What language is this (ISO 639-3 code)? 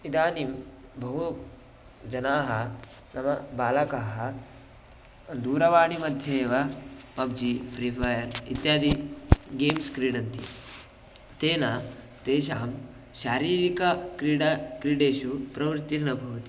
san